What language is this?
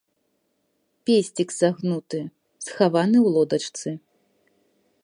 Belarusian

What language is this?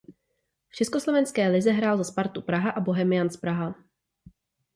Czech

